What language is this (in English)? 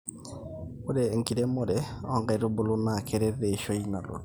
Masai